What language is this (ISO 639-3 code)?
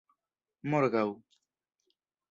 epo